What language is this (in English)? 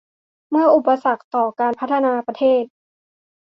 Thai